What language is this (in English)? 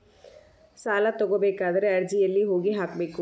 Kannada